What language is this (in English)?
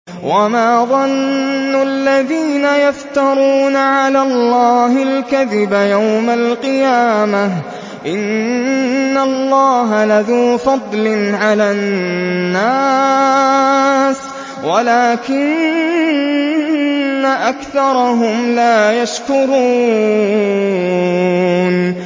Arabic